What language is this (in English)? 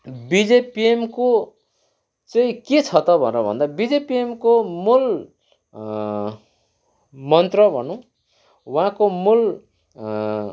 Nepali